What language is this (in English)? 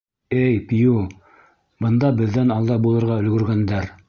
Bashkir